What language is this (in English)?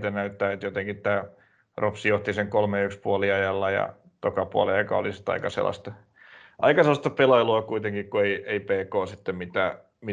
Finnish